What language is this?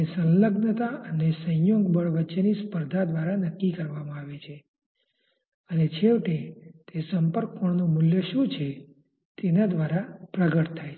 Gujarati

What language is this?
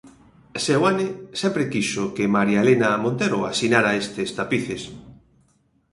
Galician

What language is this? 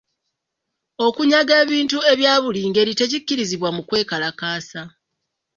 Ganda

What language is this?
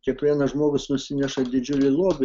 Lithuanian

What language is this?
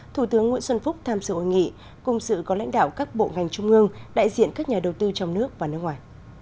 Vietnamese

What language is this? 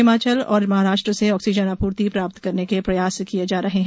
Hindi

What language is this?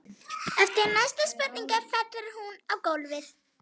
Icelandic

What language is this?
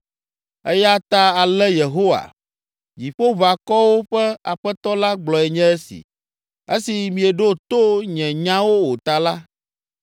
Ewe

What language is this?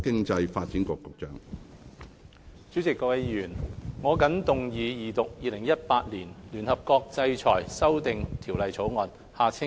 Cantonese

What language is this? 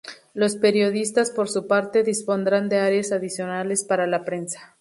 Spanish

